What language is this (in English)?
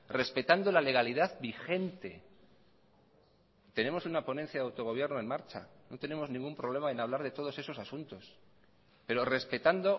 Spanish